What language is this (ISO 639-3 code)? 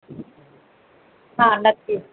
mar